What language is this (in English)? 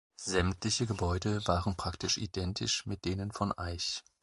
German